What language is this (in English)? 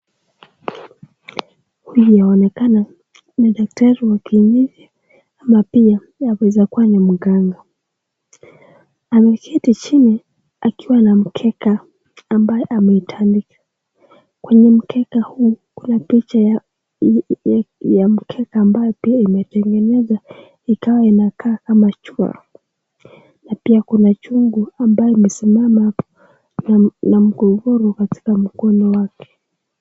Swahili